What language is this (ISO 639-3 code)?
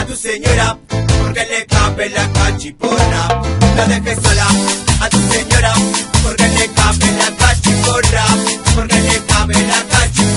spa